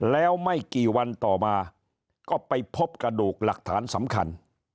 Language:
Thai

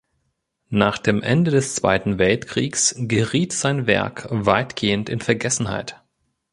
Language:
German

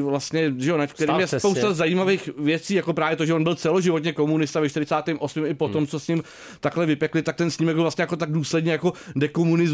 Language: Czech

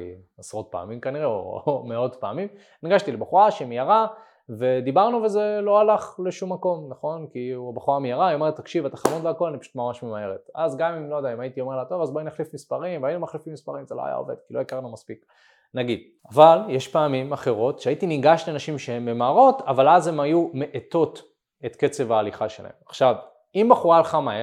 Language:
Hebrew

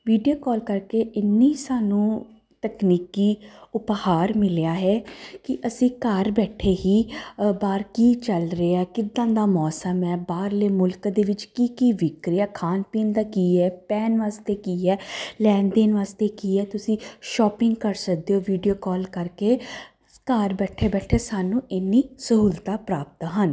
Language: Punjabi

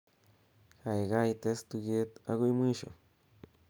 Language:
Kalenjin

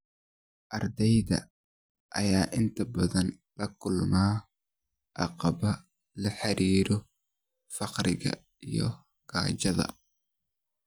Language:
Somali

